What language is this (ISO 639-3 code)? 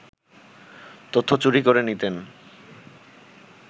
ben